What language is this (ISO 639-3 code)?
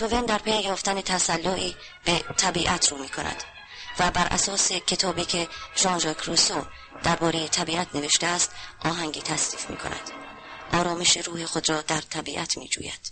fas